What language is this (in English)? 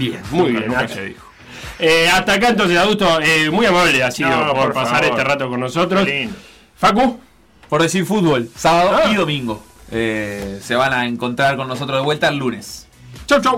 Spanish